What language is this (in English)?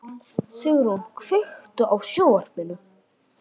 Icelandic